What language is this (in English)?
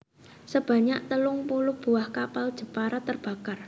Javanese